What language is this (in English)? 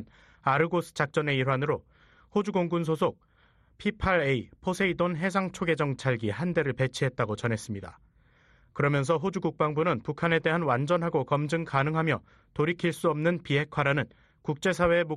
Korean